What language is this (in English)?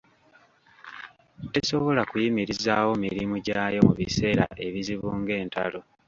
Ganda